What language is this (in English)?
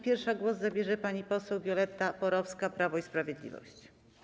Polish